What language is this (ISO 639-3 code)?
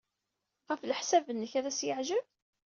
kab